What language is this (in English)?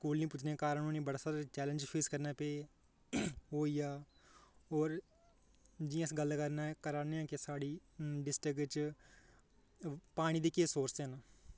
Dogri